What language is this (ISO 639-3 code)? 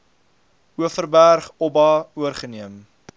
afr